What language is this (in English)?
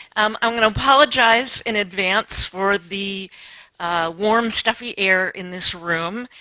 English